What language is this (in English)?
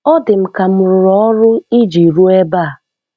Igbo